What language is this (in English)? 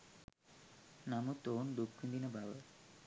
Sinhala